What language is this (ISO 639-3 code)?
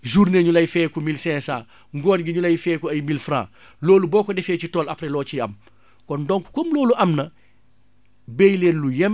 wol